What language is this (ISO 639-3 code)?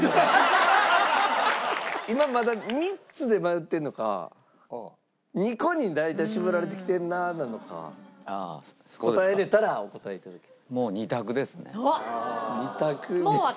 jpn